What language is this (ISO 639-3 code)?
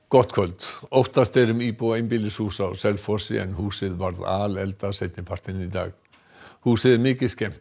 isl